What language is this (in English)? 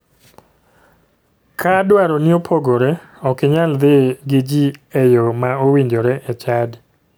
Luo (Kenya and Tanzania)